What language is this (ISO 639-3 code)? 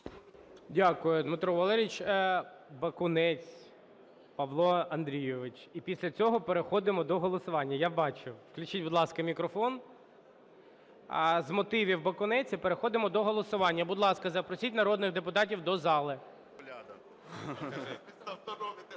ukr